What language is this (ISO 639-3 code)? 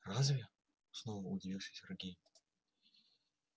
rus